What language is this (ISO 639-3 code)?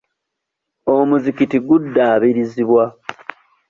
lug